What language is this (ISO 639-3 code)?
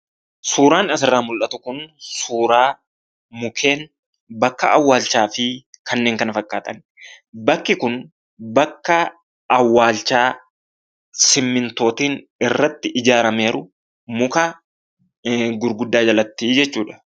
orm